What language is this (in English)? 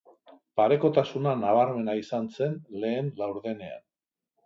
Basque